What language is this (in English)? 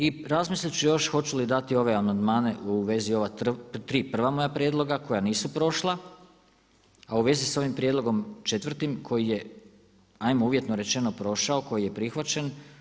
Croatian